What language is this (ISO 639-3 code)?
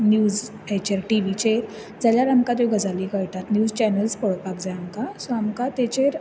kok